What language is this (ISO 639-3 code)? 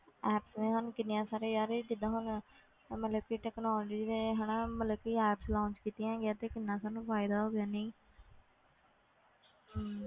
pan